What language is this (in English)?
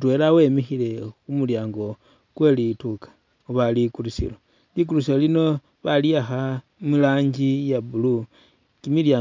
Masaaba